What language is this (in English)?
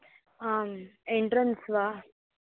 Sanskrit